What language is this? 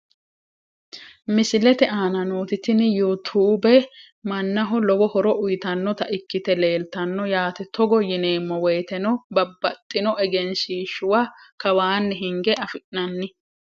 Sidamo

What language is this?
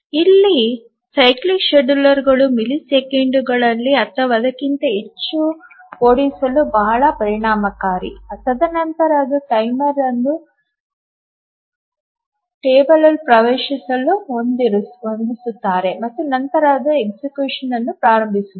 Kannada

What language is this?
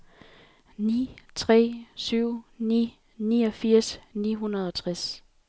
Danish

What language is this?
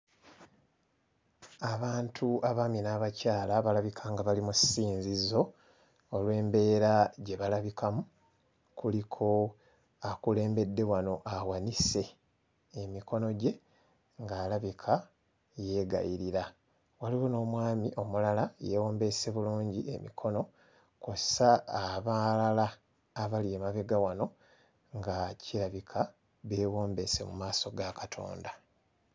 Ganda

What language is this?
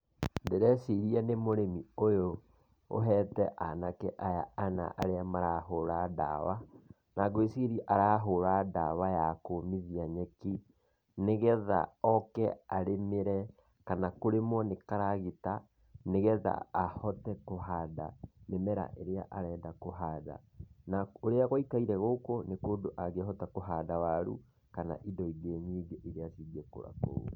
Kikuyu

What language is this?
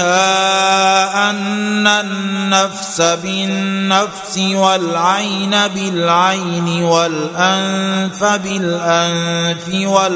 Arabic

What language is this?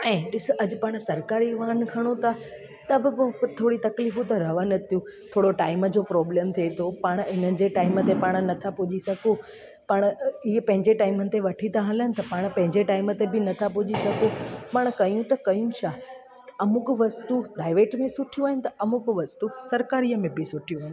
Sindhi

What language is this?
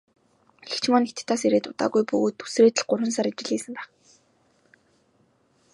Mongolian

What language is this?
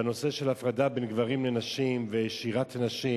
Hebrew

